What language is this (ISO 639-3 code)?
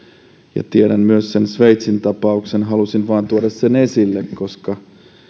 fin